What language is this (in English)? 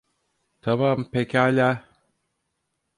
Turkish